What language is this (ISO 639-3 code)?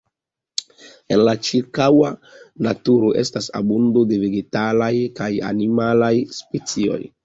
epo